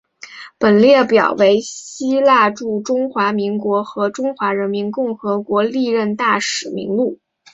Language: Chinese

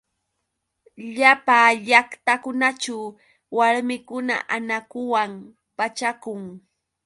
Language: Yauyos Quechua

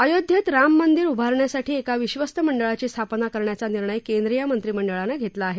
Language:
Marathi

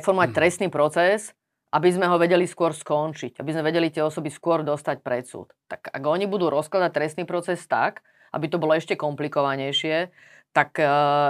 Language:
Slovak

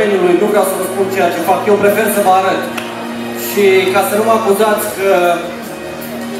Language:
Romanian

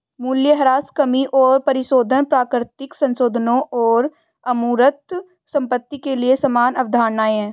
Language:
Hindi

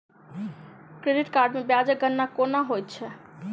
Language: Maithili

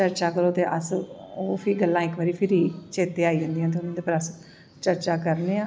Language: Dogri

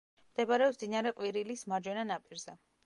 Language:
Georgian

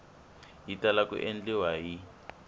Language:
Tsonga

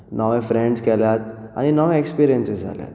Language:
Konkani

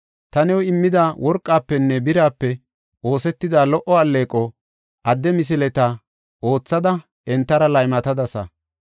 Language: Gofa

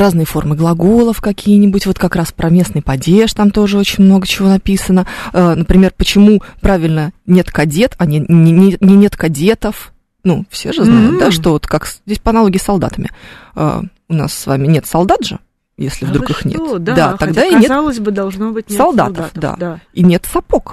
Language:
Russian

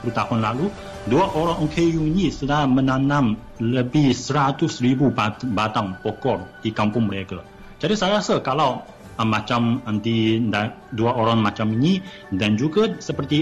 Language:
Malay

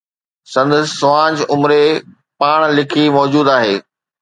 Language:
Sindhi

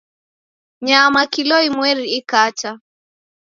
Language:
Taita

